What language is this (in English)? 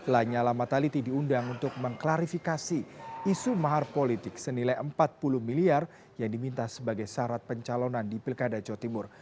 Indonesian